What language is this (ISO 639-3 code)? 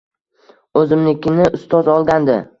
uzb